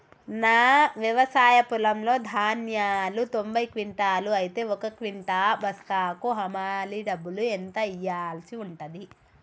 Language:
Telugu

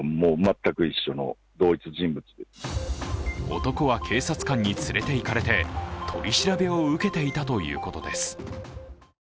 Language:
Japanese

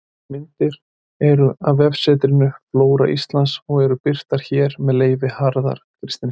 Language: Icelandic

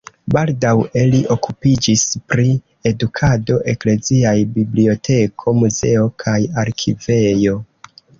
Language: Esperanto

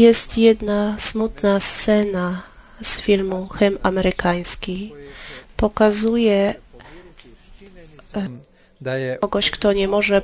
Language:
Polish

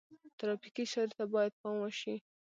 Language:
Pashto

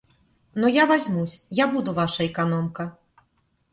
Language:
Russian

